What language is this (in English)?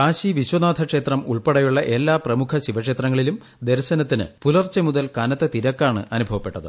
Malayalam